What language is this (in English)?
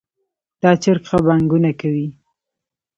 Pashto